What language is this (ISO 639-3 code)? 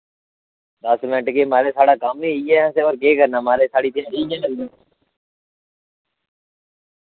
doi